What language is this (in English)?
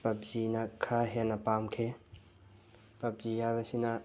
Manipuri